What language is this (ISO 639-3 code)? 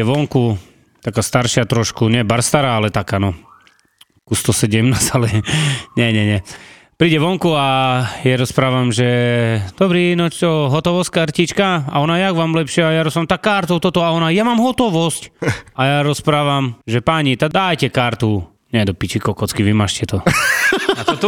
slk